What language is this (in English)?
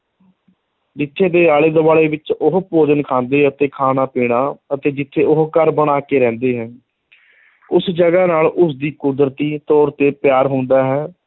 Punjabi